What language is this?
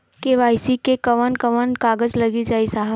Bhojpuri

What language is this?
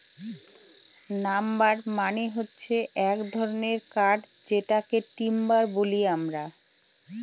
Bangla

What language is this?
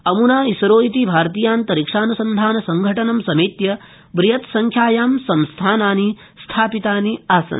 Sanskrit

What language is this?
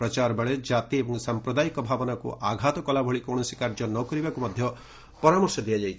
Odia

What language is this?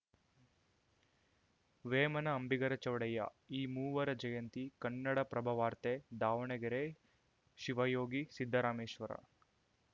Kannada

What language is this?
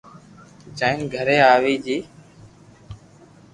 Loarki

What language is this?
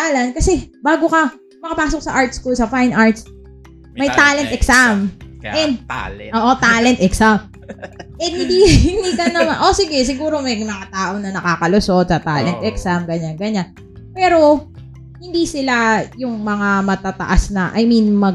Filipino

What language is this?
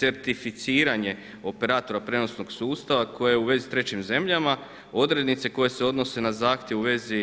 Croatian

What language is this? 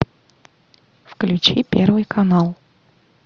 Russian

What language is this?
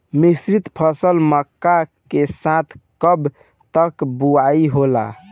Bhojpuri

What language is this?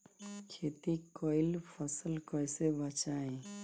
Bhojpuri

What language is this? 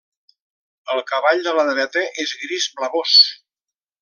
Catalan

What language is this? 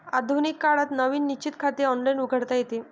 Marathi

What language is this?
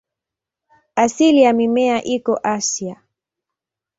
Swahili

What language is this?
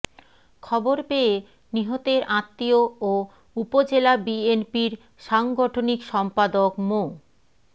Bangla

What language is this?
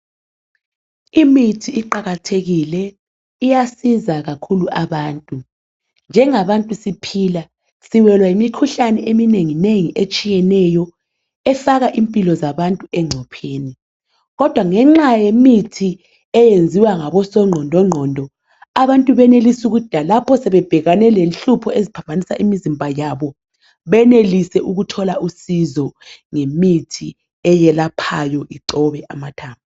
North Ndebele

